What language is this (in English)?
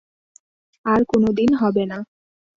Bangla